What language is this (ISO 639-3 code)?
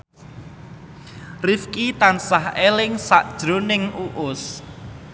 jav